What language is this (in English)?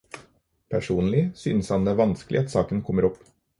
Norwegian Bokmål